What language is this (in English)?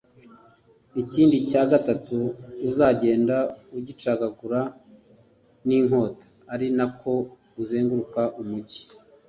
Kinyarwanda